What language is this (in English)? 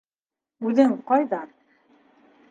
Bashkir